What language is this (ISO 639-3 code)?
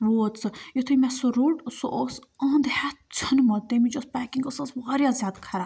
kas